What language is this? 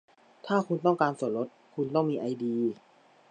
Thai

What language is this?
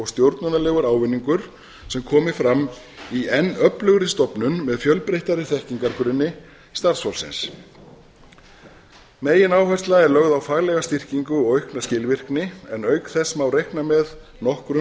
Icelandic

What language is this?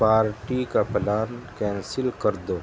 Urdu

